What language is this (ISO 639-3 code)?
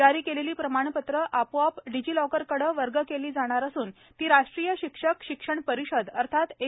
mar